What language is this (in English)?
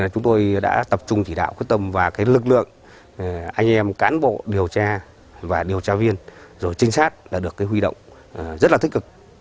Vietnamese